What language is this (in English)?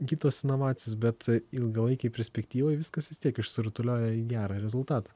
Lithuanian